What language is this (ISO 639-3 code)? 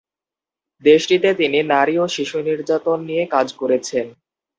ben